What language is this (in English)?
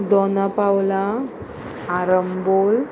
Konkani